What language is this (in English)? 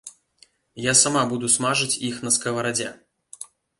Belarusian